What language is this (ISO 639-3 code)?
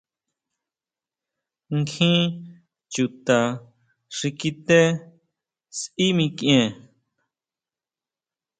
mau